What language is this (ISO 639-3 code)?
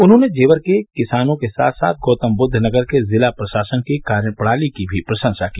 hin